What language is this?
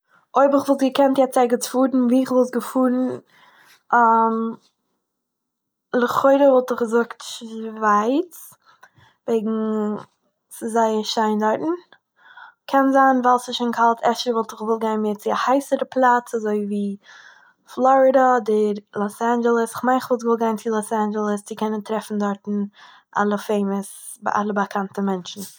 Yiddish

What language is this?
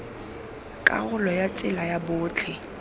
Tswana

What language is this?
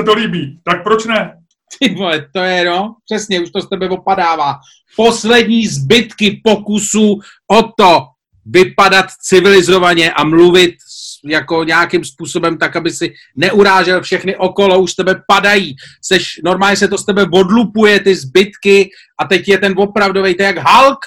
Czech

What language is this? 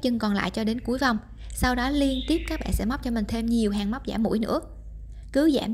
Vietnamese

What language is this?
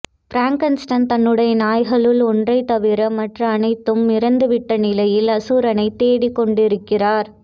Tamil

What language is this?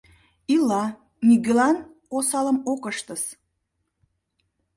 Mari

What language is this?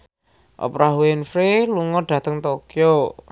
Javanese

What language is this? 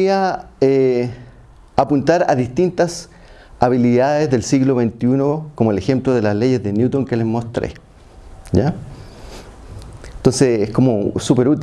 Spanish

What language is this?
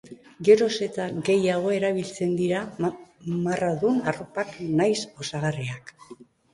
Basque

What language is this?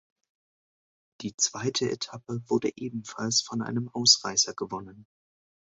German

